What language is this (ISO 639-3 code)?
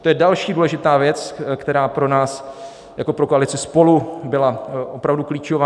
ces